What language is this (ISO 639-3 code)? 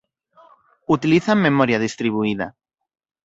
glg